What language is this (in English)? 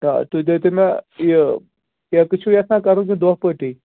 Kashmiri